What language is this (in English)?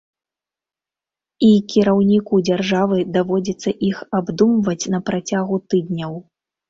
Belarusian